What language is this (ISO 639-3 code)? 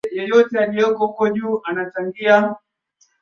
swa